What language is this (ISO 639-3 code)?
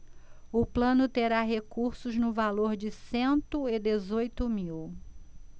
por